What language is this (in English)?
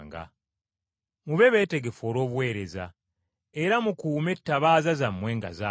Ganda